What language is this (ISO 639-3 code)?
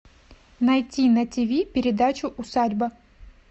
rus